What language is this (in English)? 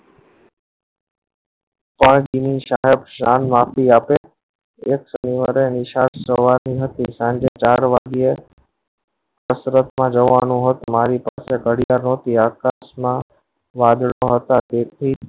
Gujarati